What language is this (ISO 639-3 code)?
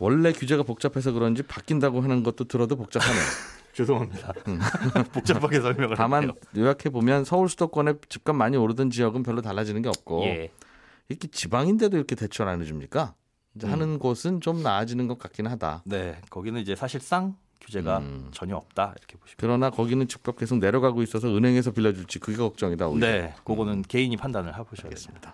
kor